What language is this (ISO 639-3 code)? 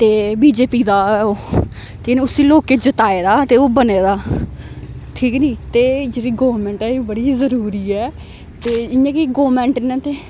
doi